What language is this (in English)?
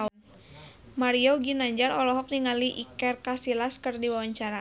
Sundanese